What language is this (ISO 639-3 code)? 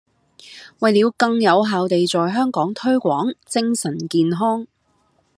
yue